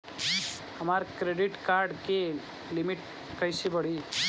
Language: Bhojpuri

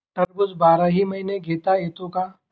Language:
Marathi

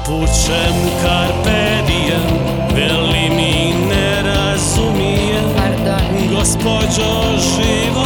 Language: Croatian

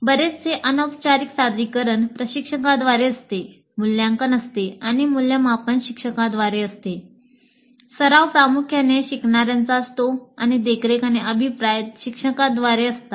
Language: Marathi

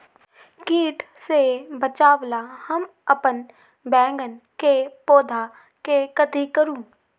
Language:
Magahi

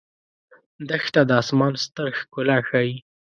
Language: Pashto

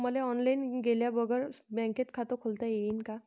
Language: Marathi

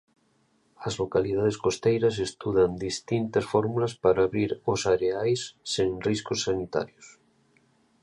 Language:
Galician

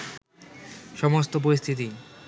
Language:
Bangla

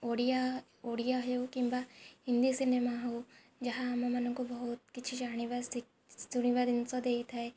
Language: Odia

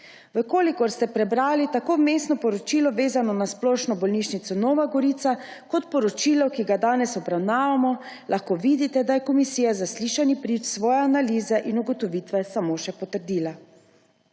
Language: Slovenian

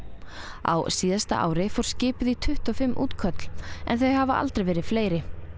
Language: Icelandic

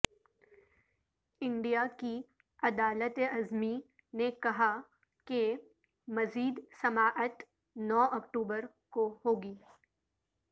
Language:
Urdu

